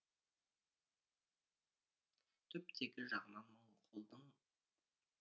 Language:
Kazakh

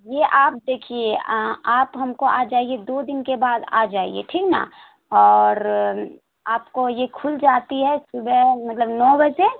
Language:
Urdu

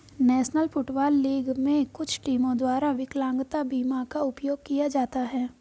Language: Hindi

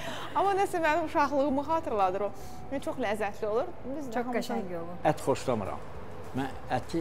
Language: Turkish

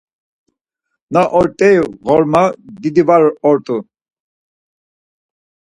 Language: Laz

